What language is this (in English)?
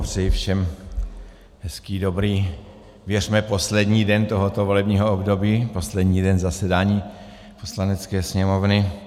Czech